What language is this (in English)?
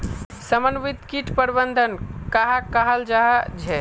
Magahi